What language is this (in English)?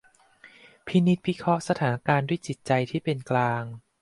Thai